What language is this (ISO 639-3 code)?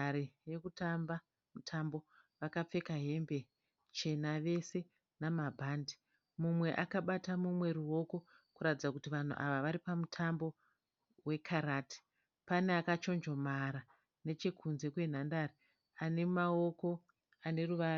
sna